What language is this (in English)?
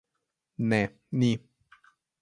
Slovenian